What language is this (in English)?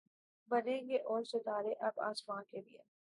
Urdu